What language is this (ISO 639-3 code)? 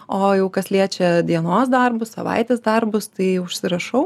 lit